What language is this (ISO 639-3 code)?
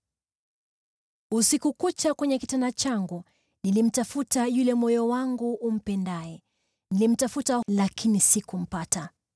swa